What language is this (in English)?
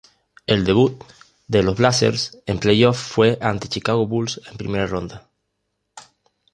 Spanish